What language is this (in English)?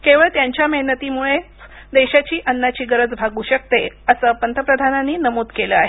Marathi